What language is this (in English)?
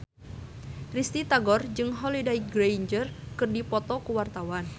Sundanese